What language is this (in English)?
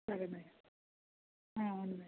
Telugu